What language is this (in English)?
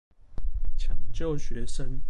Chinese